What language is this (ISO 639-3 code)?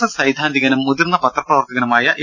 mal